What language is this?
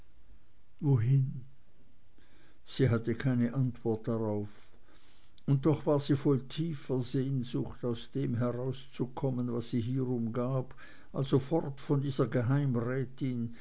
German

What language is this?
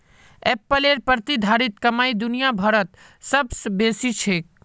Magahi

